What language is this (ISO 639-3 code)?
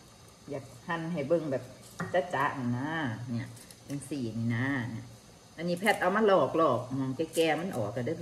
tha